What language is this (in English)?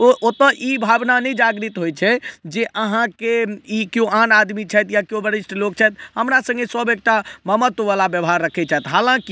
Maithili